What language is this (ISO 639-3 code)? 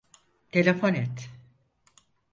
tur